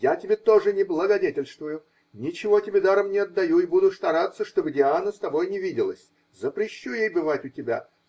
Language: Russian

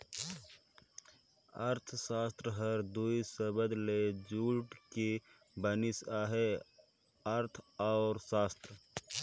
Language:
Chhattisgarhi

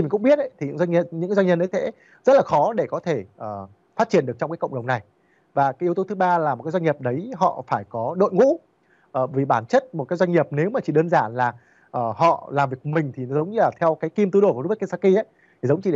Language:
Vietnamese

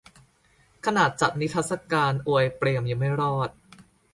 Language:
Thai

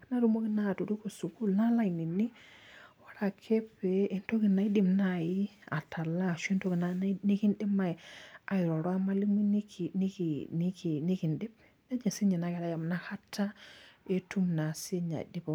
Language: Masai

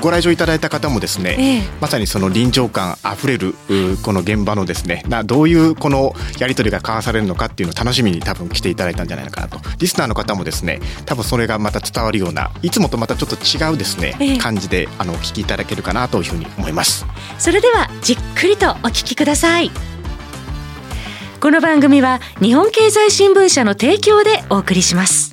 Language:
Japanese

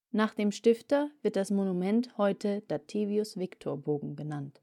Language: German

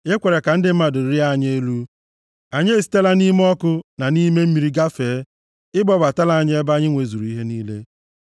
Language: Igbo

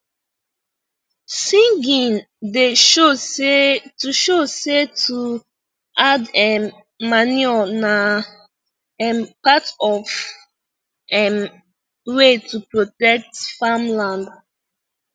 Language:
Nigerian Pidgin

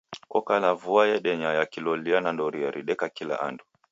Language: Taita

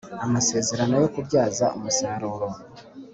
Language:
Kinyarwanda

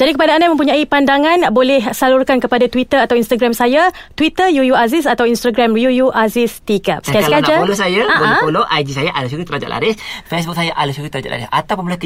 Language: Malay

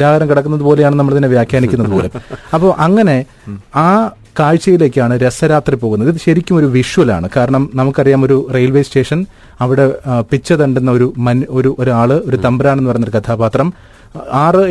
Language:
Malayalam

